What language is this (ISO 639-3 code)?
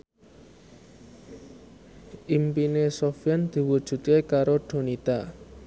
jav